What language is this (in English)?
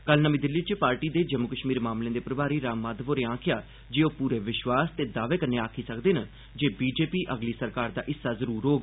Dogri